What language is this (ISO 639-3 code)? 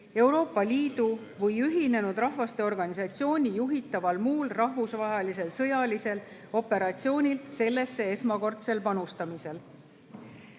est